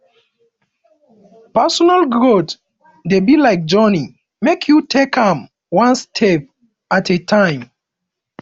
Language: Nigerian Pidgin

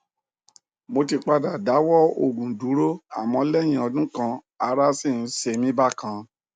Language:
Yoruba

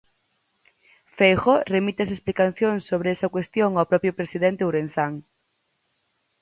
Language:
Galician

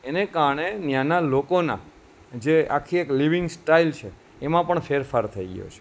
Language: Gujarati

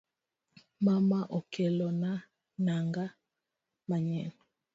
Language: Luo (Kenya and Tanzania)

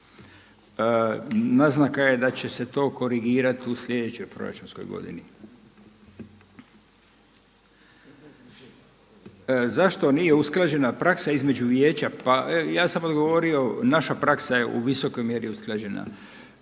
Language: Croatian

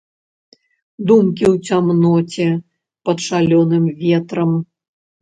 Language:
Belarusian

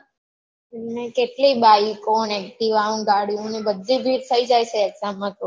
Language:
Gujarati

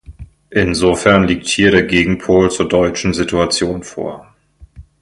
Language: German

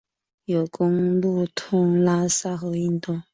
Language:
Chinese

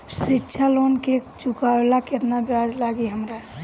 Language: Bhojpuri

